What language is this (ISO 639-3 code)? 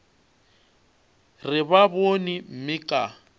nso